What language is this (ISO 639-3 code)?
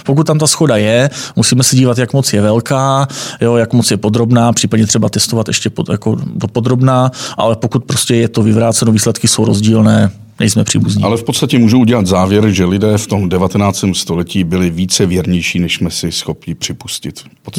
ces